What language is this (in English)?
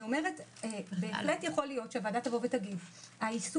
Hebrew